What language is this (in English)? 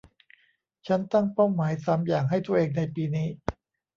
Thai